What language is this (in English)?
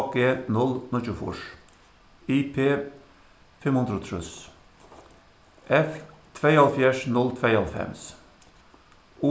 Faroese